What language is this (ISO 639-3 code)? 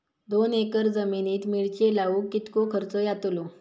mar